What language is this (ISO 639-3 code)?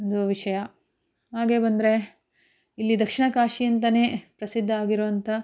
kan